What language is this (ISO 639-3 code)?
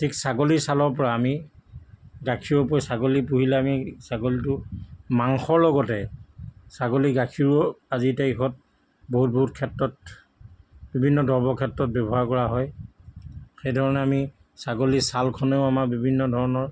asm